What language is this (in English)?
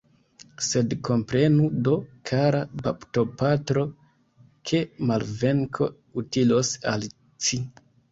Esperanto